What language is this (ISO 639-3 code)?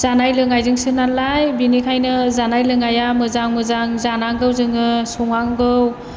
brx